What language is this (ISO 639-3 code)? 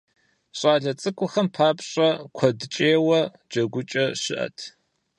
kbd